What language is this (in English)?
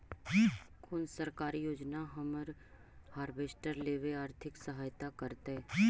Magahi